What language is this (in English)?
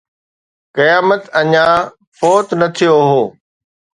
Sindhi